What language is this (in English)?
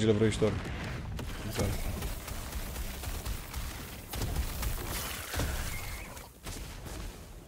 Romanian